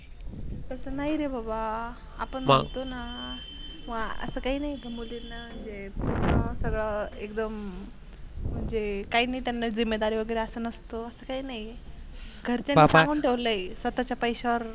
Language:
Marathi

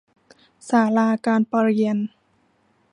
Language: Thai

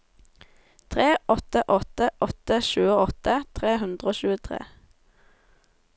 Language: Norwegian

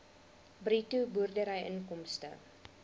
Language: Afrikaans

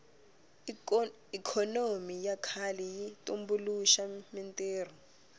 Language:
Tsonga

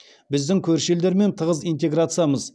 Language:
Kazakh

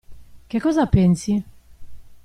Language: Italian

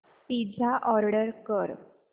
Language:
Marathi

